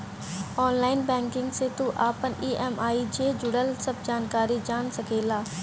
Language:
Bhojpuri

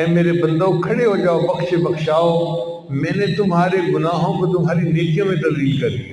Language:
Urdu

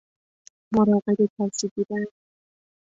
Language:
Persian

